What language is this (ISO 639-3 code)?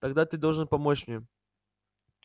rus